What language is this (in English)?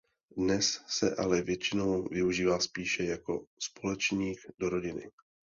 Czech